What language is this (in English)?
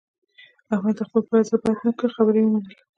Pashto